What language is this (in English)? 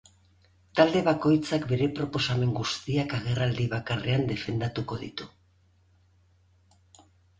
Basque